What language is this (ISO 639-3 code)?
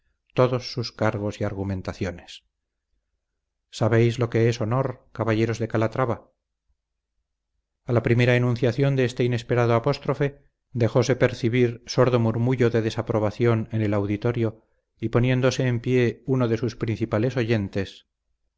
spa